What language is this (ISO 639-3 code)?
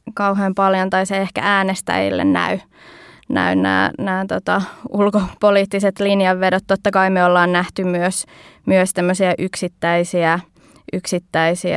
fin